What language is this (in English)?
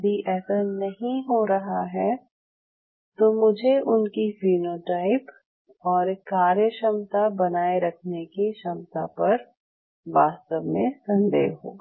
Hindi